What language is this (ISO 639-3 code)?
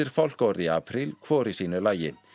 isl